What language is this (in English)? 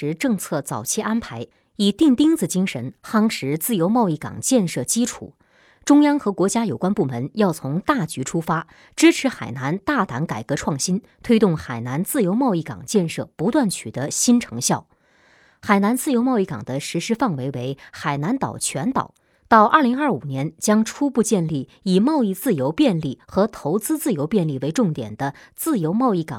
Chinese